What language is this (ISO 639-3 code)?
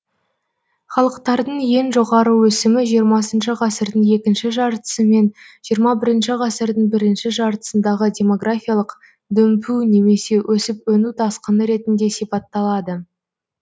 kaz